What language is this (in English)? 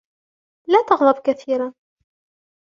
Arabic